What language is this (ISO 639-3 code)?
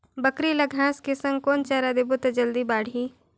hne